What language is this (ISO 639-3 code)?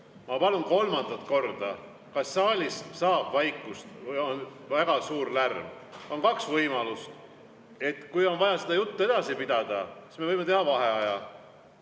est